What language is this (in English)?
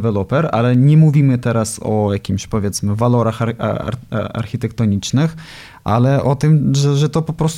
Polish